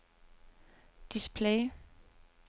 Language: Danish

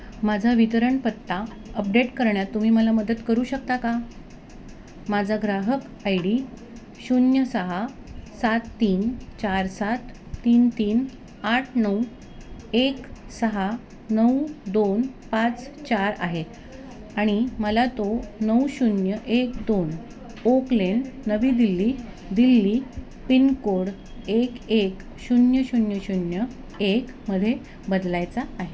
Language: Marathi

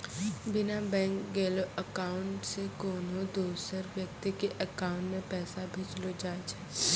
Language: Maithili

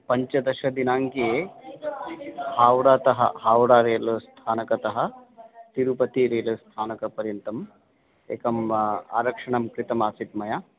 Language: Sanskrit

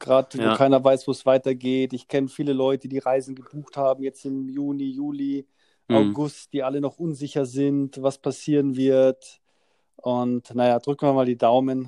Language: German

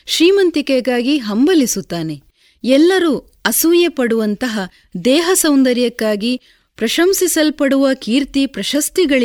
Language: Kannada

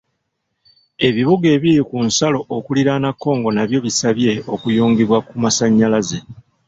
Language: Ganda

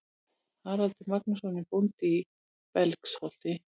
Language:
Icelandic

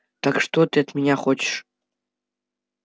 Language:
Russian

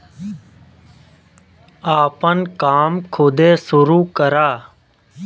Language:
Bhojpuri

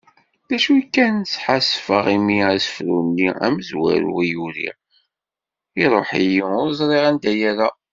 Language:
Kabyle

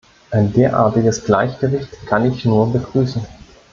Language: German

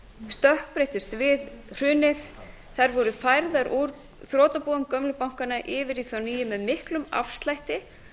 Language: Icelandic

